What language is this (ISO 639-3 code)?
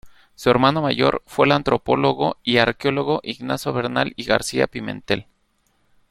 spa